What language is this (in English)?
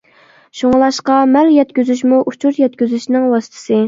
Uyghur